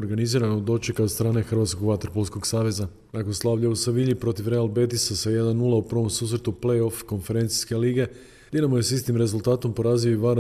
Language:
Croatian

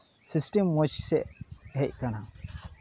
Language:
Santali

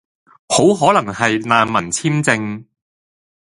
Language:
Cantonese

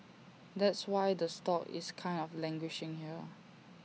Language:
English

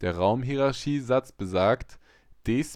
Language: German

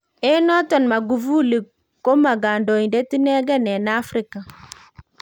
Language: Kalenjin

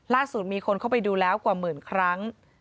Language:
Thai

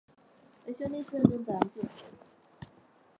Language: Chinese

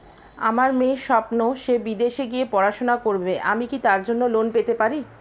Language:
Bangla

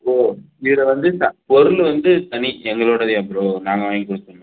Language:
Tamil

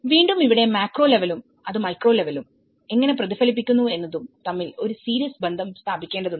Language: Malayalam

